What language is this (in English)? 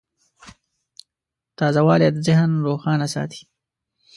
Pashto